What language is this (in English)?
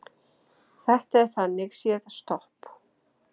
Icelandic